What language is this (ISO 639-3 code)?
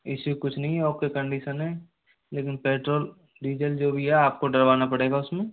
hin